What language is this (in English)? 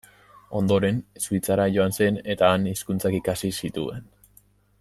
Basque